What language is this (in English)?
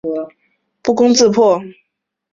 Chinese